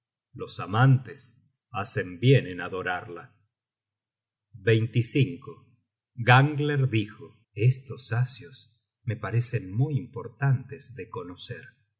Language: Spanish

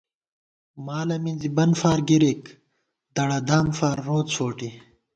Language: Gawar-Bati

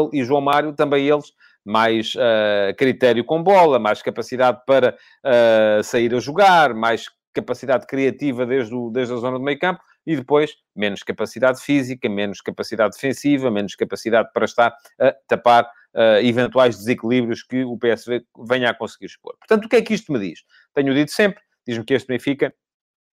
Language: Portuguese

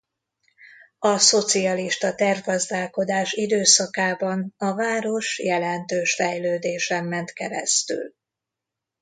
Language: Hungarian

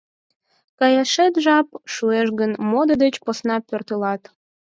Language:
Mari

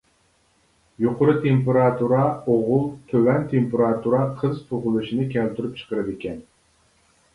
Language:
Uyghur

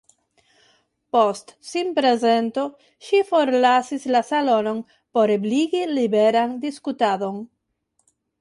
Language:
Esperanto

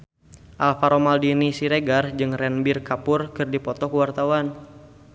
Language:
Sundanese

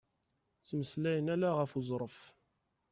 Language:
Kabyle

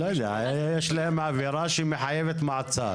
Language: Hebrew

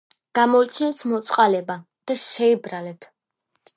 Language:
Georgian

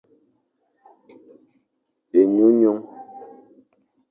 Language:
Fang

